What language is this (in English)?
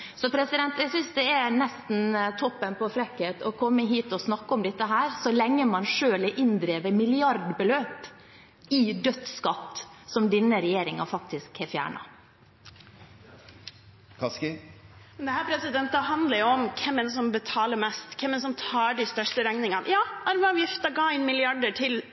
Norwegian